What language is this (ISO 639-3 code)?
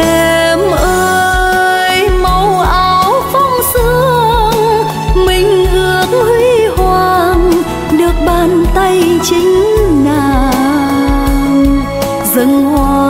vie